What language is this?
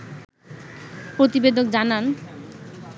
Bangla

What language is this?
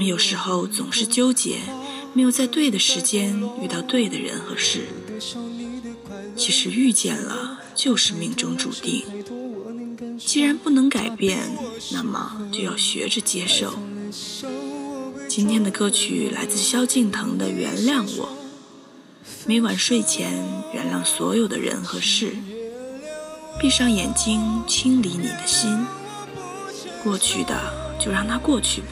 Chinese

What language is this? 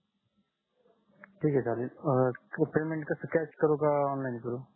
Marathi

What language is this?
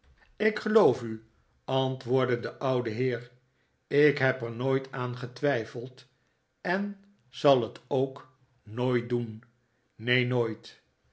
Dutch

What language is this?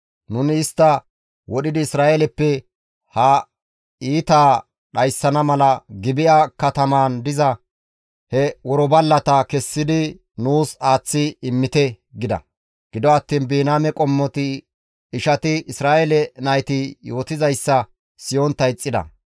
Gamo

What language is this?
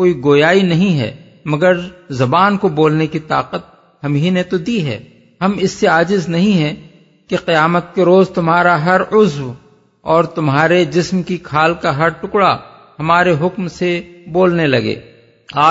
Urdu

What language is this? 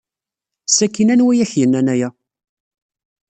Kabyle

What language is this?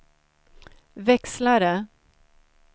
Swedish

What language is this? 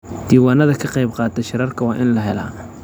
Somali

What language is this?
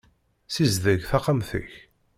Kabyle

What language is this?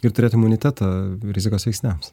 Lithuanian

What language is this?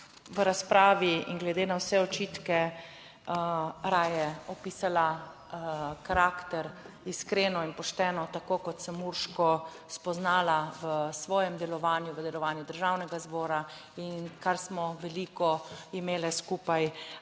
Slovenian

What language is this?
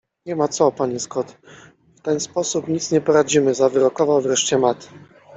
Polish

